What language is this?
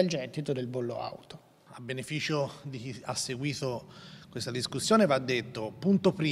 Italian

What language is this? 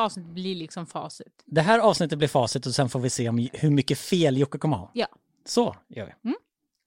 Swedish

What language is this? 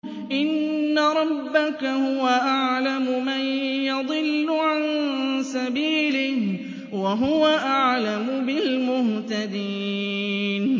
Arabic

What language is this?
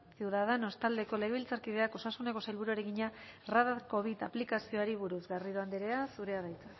Basque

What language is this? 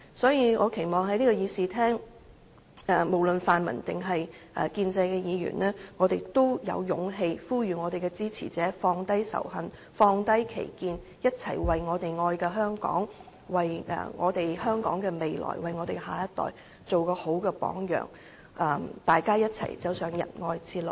Cantonese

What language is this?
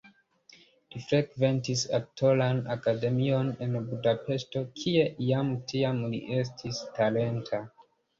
Esperanto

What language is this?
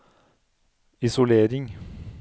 Norwegian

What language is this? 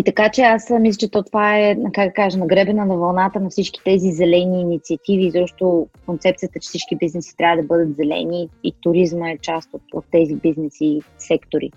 Bulgarian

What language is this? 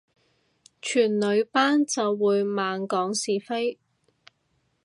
Cantonese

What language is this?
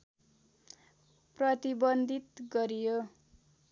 Nepali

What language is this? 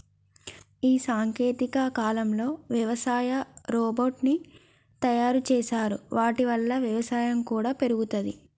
Telugu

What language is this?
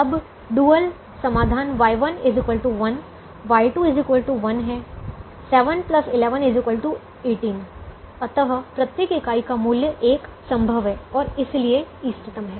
Hindi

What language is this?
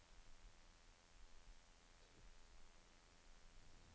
Norwegian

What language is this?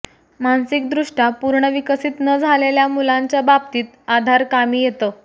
Marathi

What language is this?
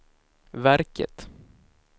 Swedish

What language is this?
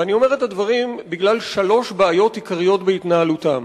Hebrew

